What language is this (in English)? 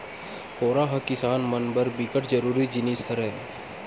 Chhattisgarhi